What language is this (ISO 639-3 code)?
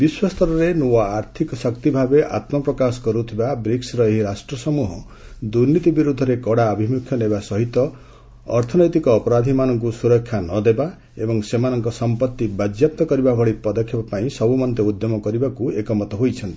ori